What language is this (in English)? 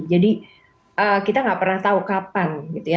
Indonesian